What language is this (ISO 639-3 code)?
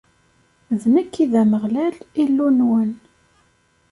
kab